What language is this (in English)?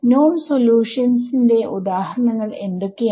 Malayalam